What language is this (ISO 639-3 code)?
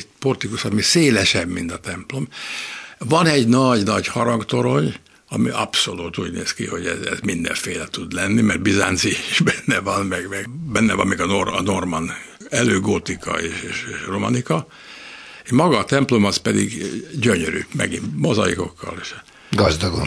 hun